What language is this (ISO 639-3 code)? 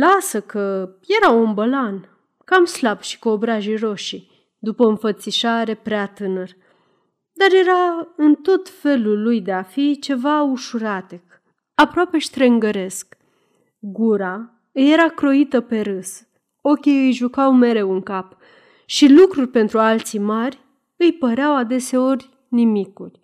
ron